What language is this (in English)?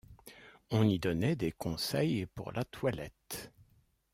French